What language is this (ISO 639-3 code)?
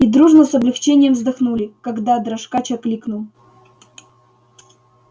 rus